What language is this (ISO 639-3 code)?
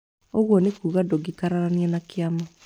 kik